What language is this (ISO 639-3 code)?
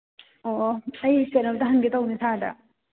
mni